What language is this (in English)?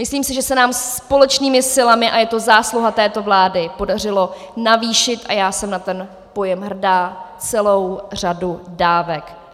Czech